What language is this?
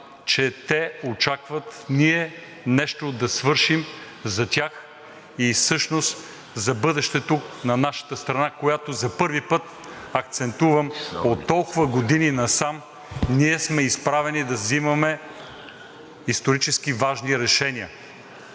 Bulgarian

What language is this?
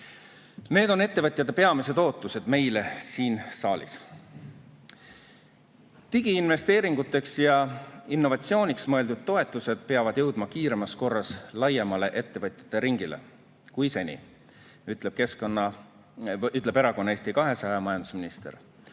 Estonian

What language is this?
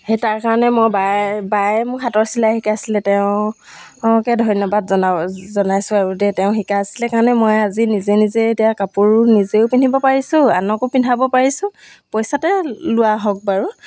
Assamese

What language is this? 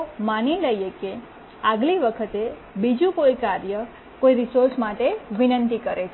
Gujarati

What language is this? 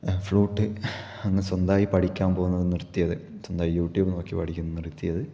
Malayalam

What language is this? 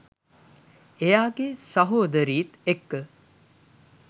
Sinhala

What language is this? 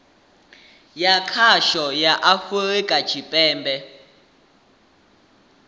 Venda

